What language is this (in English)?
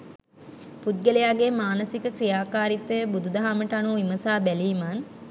Sinhala